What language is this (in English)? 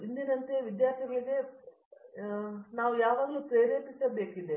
Kannada